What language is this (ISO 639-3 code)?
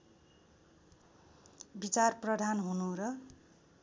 nep